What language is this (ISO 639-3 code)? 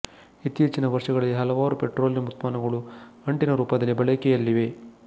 kan